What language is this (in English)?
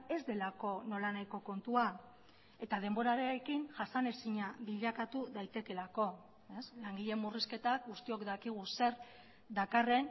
Basque